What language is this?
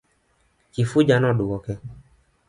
Luo (Kenya and Tanzania)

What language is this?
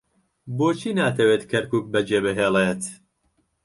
Central Kurdish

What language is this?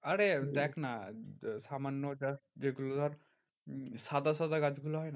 Bangla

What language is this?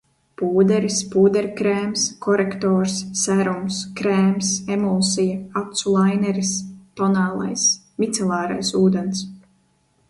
Latvian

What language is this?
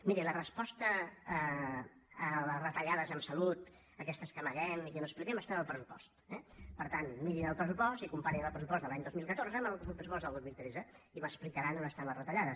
Catalan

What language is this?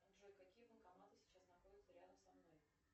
Russian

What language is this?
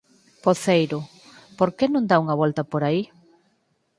Galician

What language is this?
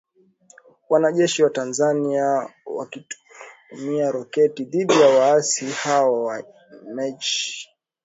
Swahili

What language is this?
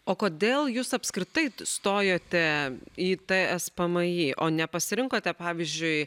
Lithuanian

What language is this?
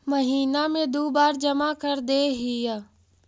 Magahi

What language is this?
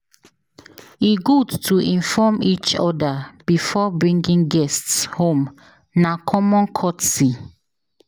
Nigerian Pidgin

